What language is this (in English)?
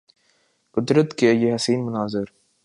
Urdu